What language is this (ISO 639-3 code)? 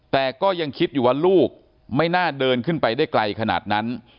tha